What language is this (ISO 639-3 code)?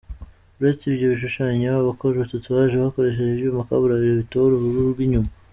kin